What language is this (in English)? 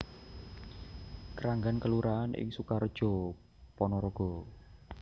Javanese